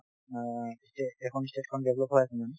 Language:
Assamese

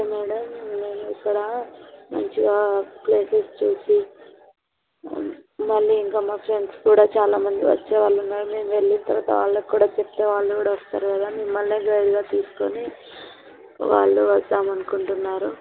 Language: Telugu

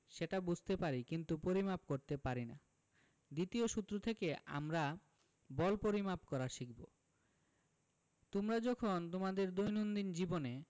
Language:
Bangla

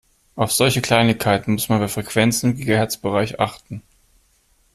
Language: German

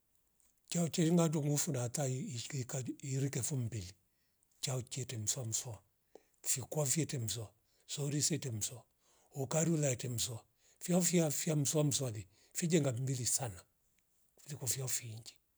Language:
Rombo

